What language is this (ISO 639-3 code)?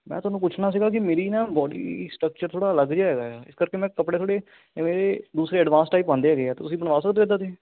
pan